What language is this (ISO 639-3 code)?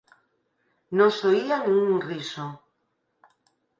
glg